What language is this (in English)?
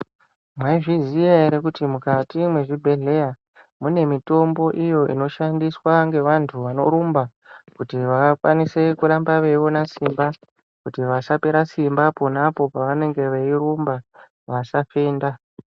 Ndau